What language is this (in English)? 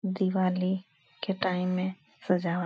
Hindi